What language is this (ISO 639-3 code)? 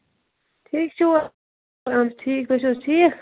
kas